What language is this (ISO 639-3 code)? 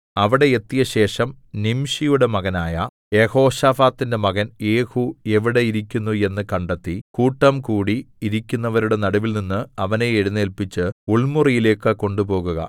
mal